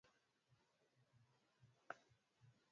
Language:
Swahili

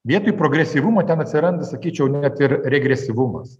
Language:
Lithuanian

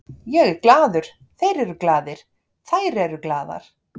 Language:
Icelandic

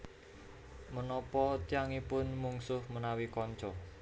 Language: Javanese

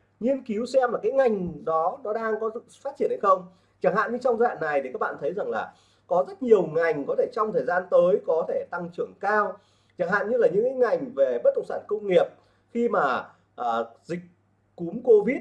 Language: Vietnamese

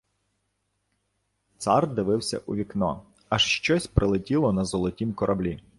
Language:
Ukrainian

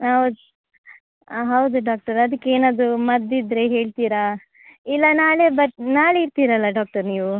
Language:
Kannada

